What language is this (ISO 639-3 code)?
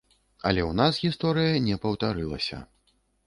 bel